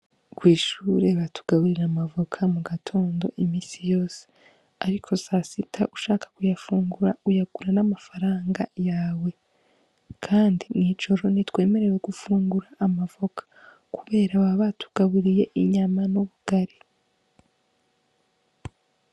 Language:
Rundi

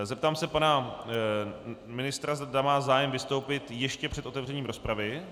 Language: Czech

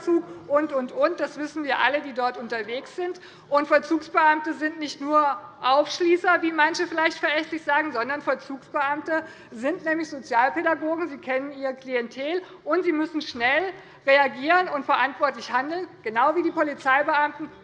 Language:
German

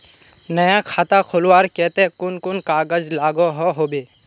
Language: Magahi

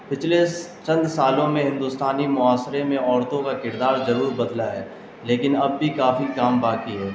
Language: Urdu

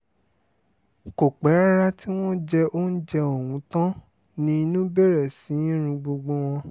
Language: Yoruba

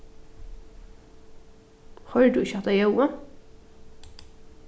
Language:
Faroese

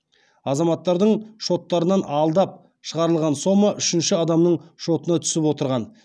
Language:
Kazakh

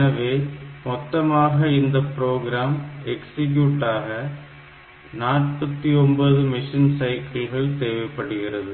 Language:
Tamil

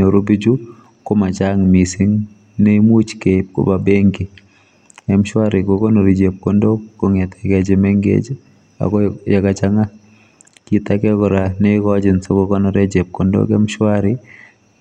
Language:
Kalenjin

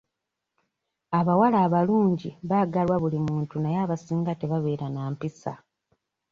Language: Ganda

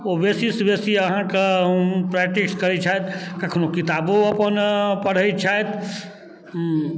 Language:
Maithili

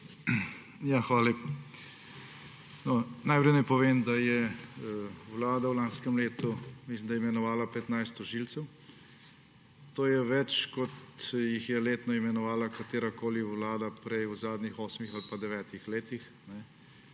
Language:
Slovenian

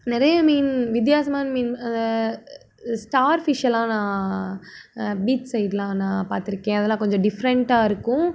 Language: Tamil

